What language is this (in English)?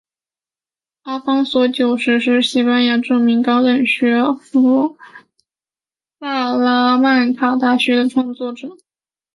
Chinese